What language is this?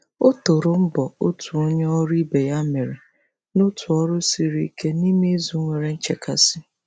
Igbo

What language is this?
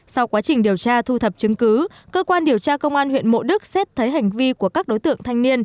Vietnamese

